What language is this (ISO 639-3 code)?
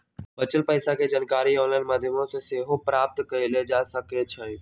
mag